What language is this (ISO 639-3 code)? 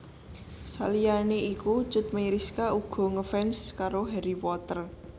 jav